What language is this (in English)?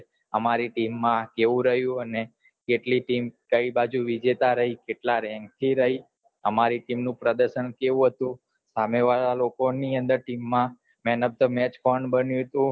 Gujarati